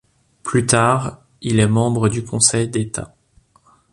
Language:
French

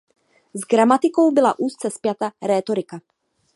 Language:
Czech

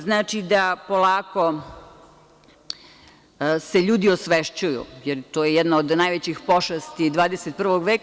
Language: Serbian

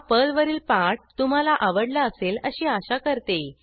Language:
Marathi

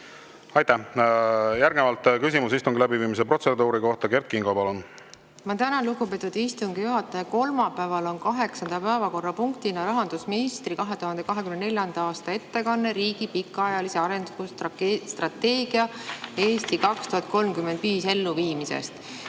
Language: Estonian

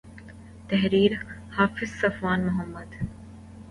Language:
Urdu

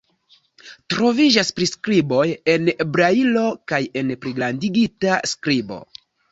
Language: Esperanto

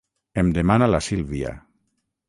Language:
Catalan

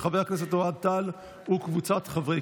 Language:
Hebrew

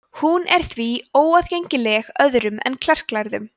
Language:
Icelandic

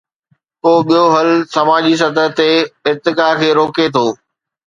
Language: Sindhi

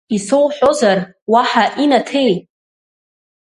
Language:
Abkhazian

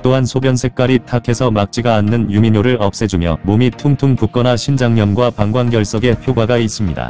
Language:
Korean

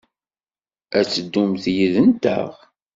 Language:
Kabyle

